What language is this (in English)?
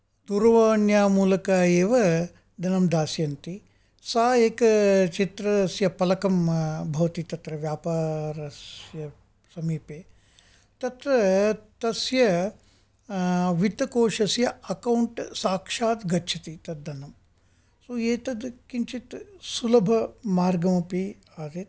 Sanskrit